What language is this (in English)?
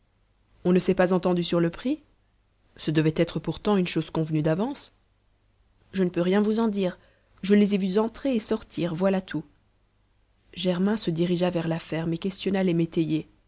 French